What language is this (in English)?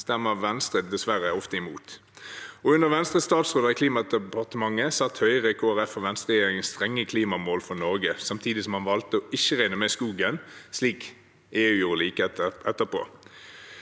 Norwegian